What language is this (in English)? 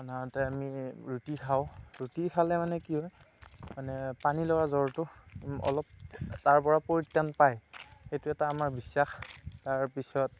Assamese